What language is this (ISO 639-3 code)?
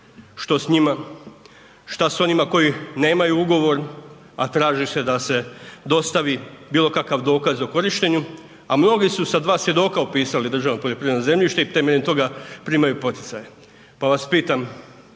hrv